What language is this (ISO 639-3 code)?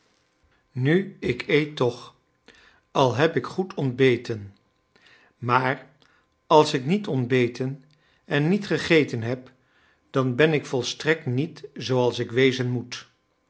nld